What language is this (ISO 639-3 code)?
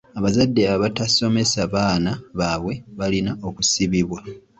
lug